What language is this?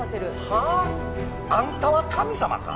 Japanese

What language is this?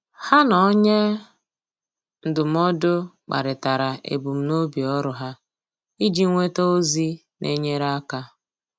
Igbo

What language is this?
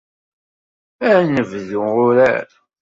Kabyle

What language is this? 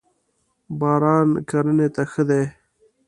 Pashto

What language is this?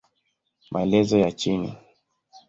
Swahili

